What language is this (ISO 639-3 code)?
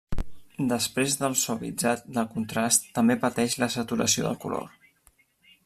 cat